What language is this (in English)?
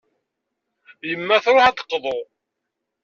Kabyle